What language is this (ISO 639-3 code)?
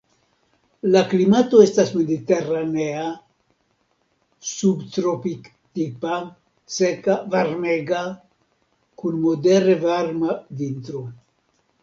epo